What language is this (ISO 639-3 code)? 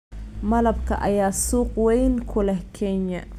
som